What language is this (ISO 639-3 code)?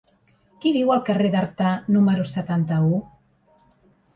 cat